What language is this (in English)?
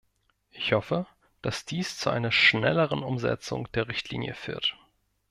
German